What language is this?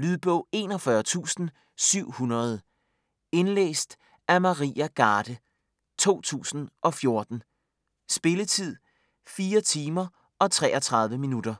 Danish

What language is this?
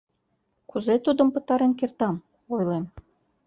Mari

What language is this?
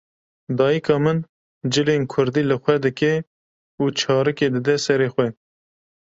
Kurdish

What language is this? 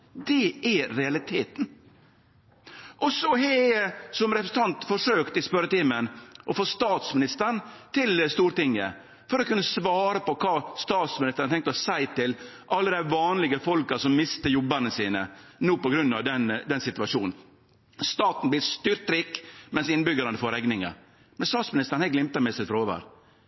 Norwegian Nynorsk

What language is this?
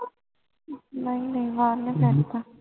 Punjabi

